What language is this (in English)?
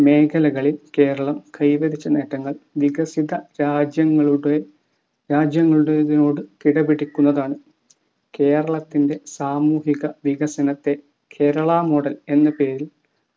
Malayalam